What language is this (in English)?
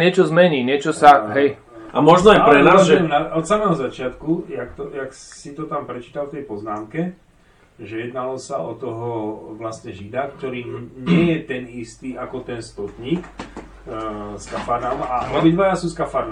Slovak